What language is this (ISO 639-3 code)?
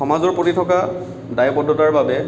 asm